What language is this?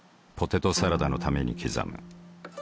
Japanese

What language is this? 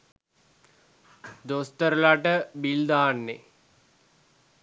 Sinhala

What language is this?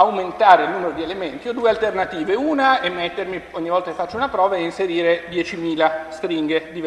Italian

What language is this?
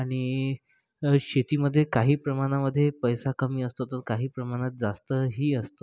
Marathi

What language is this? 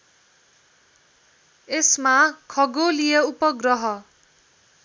Nepali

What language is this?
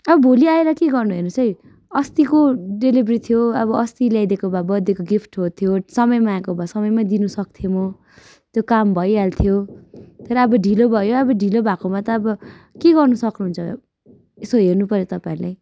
Nepali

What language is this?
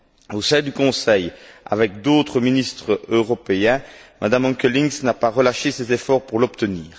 French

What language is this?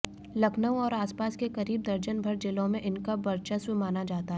Hindi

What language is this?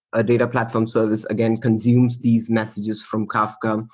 English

